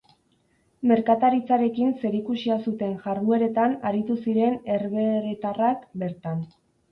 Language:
Basque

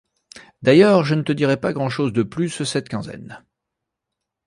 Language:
French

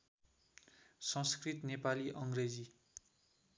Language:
Nepali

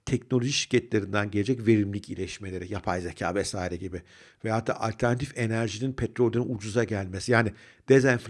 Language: Turkish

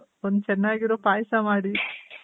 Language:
Kannada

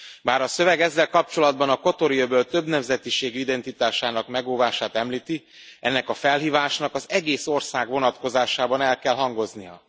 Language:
Hungarian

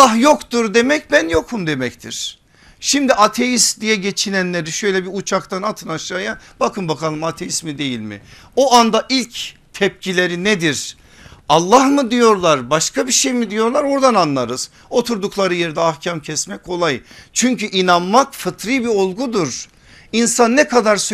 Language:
Turkish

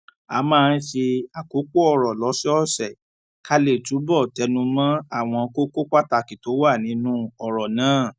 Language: Yoruba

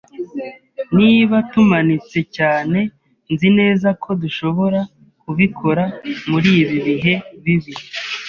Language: Kinyarwanda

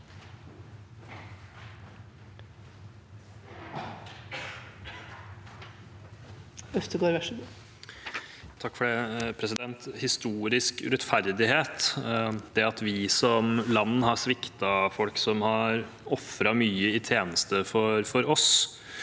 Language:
Norwegian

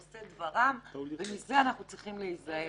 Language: Hebrew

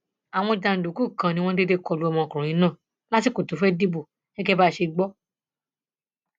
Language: Yoruba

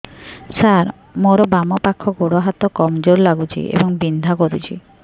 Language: Odia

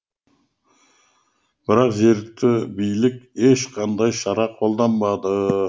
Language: Kazakh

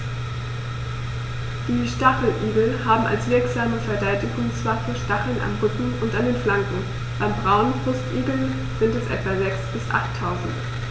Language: German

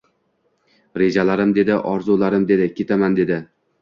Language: Uzbek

